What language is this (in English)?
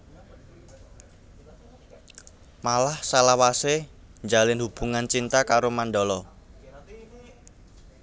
Javanese